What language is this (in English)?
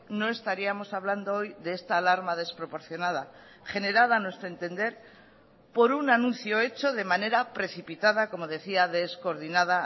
Spanish